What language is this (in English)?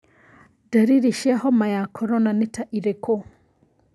Kikuyu